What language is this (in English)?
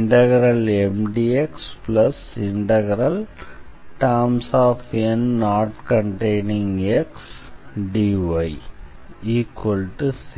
Tamil